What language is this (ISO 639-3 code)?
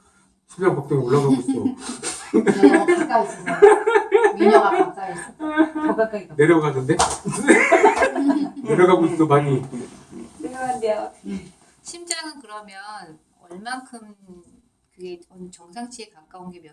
kor